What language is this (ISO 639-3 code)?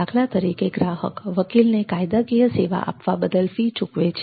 guj